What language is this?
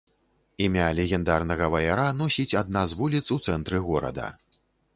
Belarusian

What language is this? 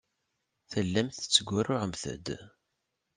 Kabyle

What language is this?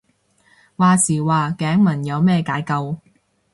Cantonese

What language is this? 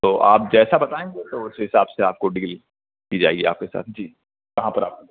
Urdu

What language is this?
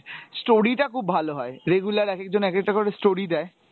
Bangla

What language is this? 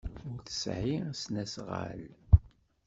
Kabyle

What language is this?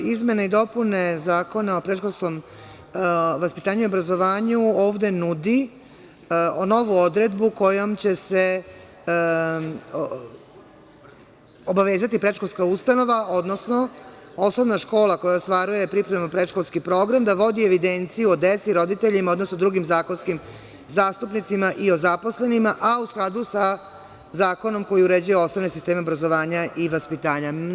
Serbian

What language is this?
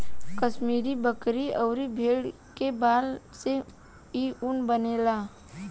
Bhojpuri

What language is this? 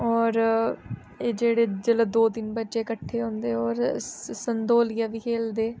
Dogri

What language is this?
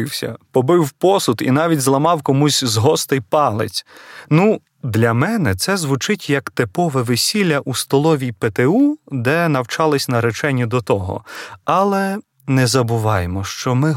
Ukrainian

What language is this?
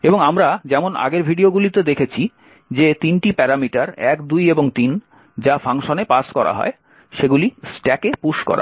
Bangla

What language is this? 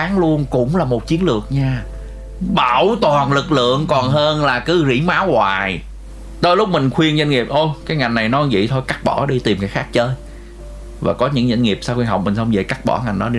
Vietnamese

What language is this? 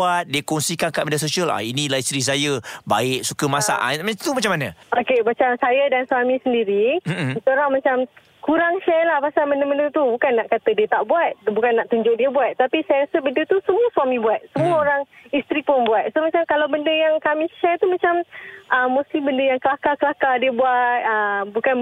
Malay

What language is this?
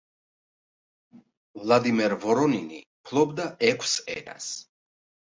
Georgian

